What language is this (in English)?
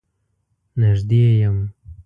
Pashto